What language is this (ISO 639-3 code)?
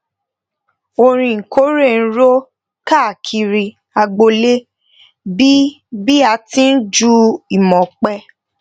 yor